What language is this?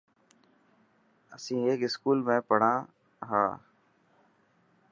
Dhatki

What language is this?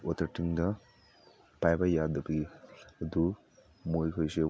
Manipuri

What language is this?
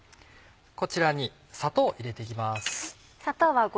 Japanese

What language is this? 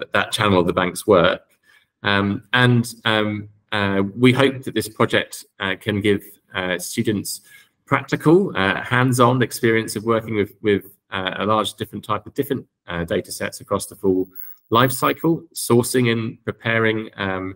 English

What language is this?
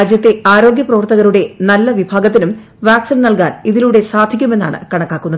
Malayalam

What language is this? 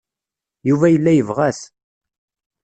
Kabyle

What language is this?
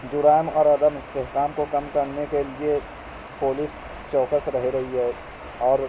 Urdu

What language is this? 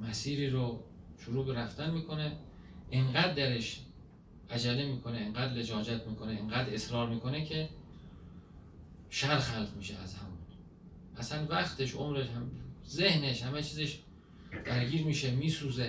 Persian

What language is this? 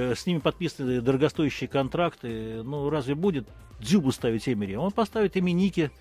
Russian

